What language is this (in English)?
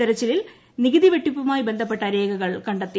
Malayalam